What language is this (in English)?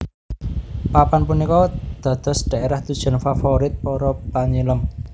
Javanese